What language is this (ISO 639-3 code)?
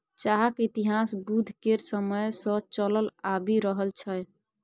mai